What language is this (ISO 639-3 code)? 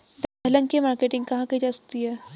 hin